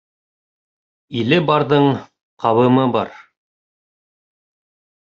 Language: Bashkir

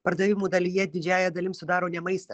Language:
Lithuanian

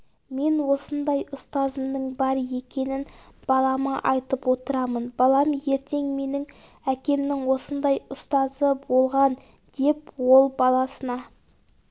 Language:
Kazakh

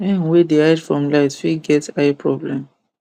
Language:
Nigerian Pidgin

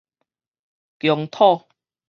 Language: Min Nan Chinese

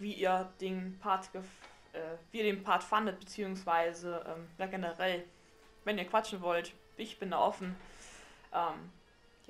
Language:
German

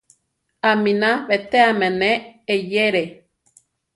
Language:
Central Tarahumara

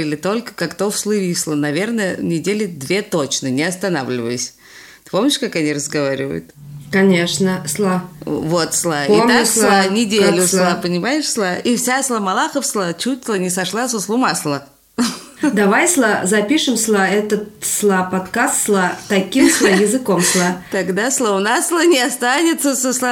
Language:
Russian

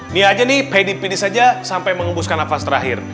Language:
Indonesian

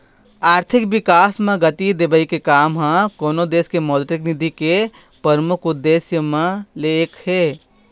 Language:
Chhattisgarhi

